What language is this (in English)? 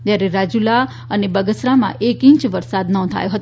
Gujarati